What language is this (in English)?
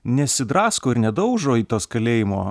Lithuanian